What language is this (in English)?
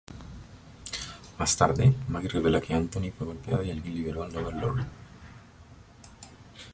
Spanish